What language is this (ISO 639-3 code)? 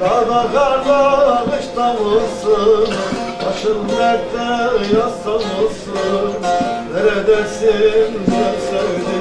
tur